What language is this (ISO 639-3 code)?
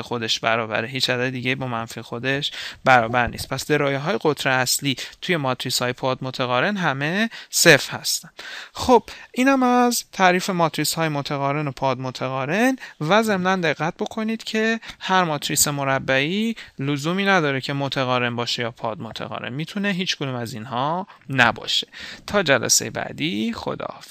fas